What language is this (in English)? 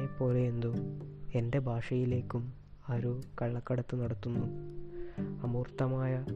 Malayalam